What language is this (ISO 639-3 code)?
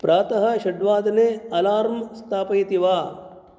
san